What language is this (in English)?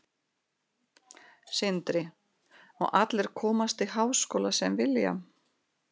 Icelandic